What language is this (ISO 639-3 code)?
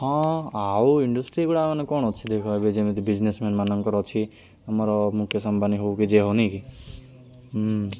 ori